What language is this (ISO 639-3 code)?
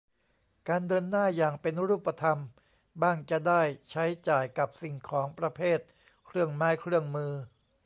tha